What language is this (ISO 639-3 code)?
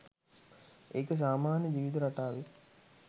sin